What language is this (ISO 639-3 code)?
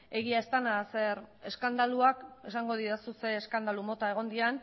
eus